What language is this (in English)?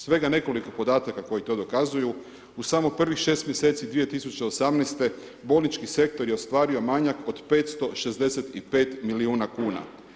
Croatian